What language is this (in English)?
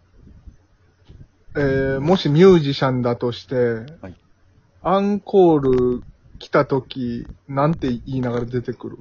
Japanese